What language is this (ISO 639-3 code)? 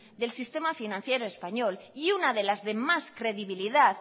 spa